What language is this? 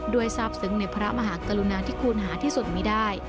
Thai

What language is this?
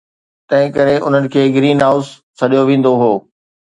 Sindhi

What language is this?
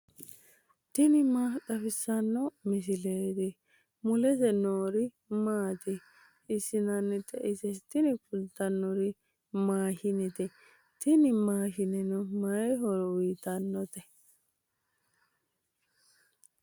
Sidamo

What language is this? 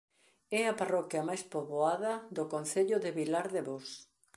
Galician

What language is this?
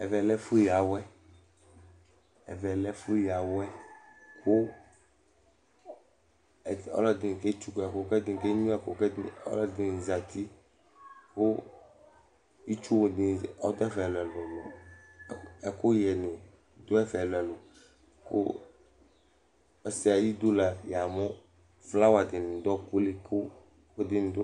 Ikposo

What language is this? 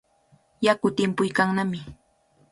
Cajatambo North Lima Quechua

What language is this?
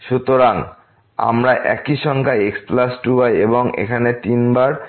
Bangla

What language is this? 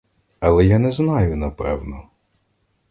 Ukrainian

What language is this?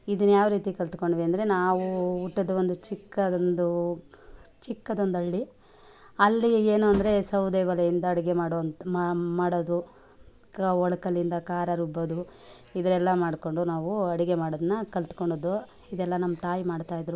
Kannada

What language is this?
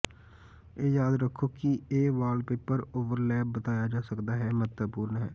Punjabi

